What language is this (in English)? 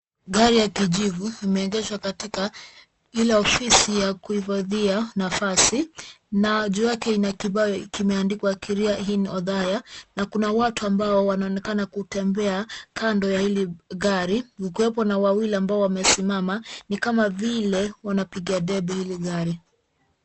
Swahili